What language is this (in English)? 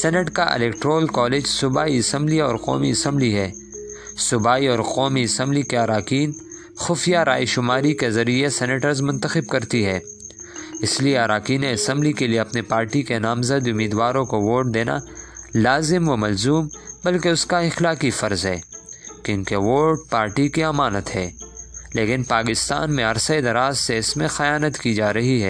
Urdu